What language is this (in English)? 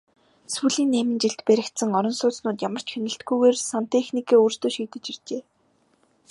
Mongolian